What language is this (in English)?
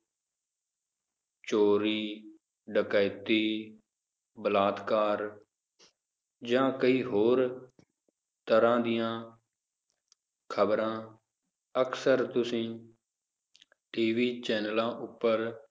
Punjabi